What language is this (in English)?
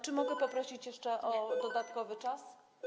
Polish